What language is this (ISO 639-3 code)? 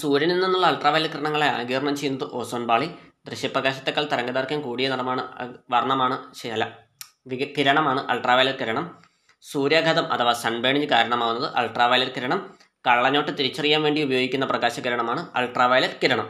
mal